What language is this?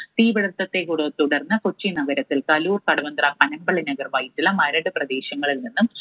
Malayalam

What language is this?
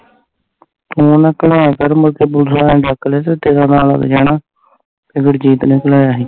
Punjabi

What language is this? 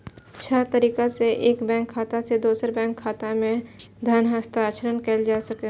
Maithili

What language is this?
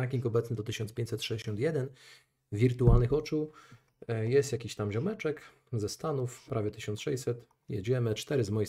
Polish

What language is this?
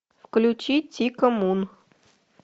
Russian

